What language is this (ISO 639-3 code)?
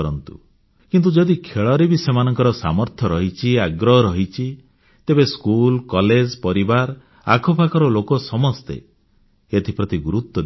ori